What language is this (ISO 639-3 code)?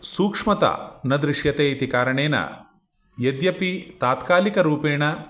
san